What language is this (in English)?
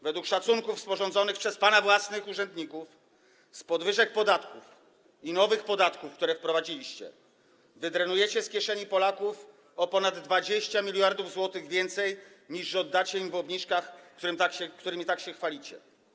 Polish